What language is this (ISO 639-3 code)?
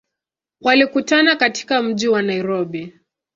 swa